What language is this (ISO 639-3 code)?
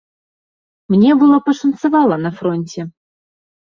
bel